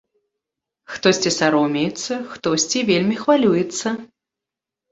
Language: Belarusian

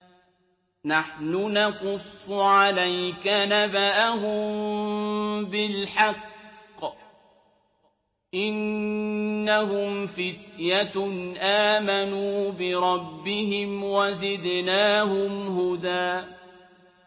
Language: Arabic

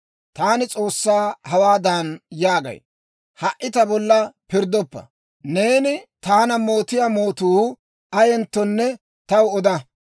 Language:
Dawro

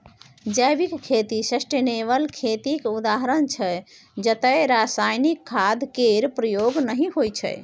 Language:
Maithili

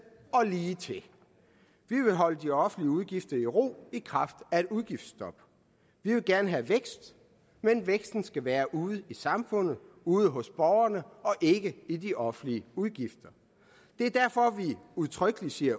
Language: Danish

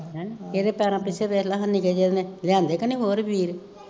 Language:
Punjabi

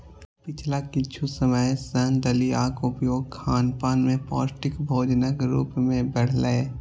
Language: Maithili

